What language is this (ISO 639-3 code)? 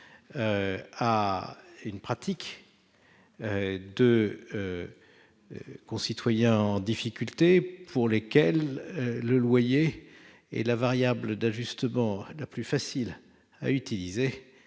fra